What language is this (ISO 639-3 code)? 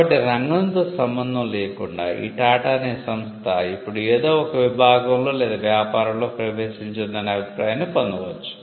tel